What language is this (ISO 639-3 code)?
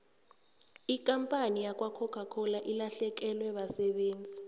nbl